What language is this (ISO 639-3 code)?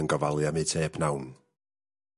cym